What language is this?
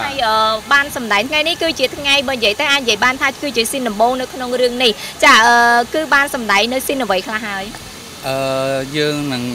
Thai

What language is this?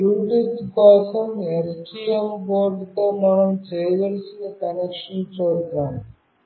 Telugu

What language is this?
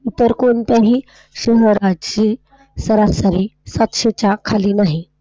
Marathi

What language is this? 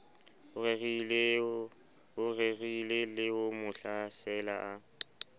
Southern Sotho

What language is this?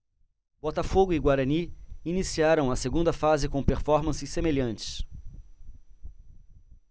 Portuguese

